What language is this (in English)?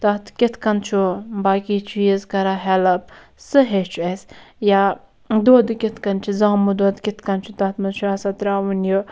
Kashmiri